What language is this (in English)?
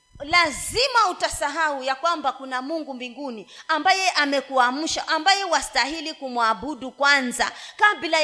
Swahili